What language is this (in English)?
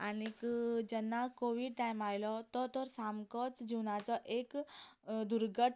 Konkani